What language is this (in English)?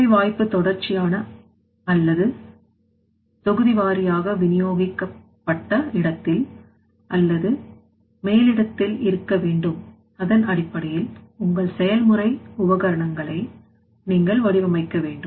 Tamil